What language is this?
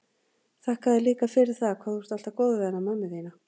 Icelandic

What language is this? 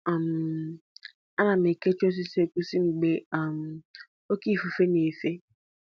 Igbo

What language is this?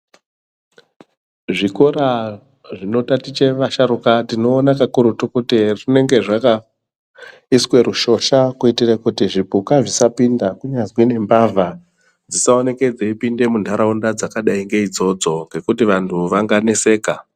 Ndau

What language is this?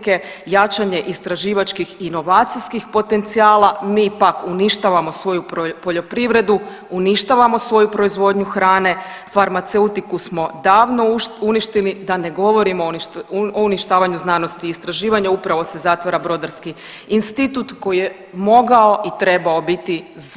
Croatian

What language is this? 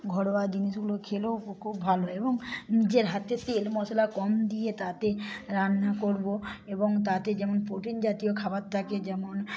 Bangla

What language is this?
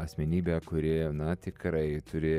Lithuanian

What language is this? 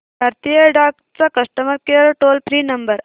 Marathi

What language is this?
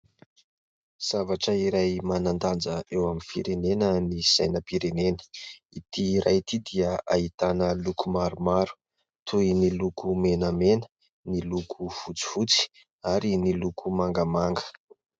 Malagasy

